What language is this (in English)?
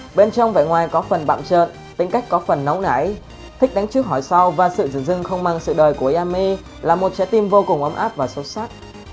Vietnamese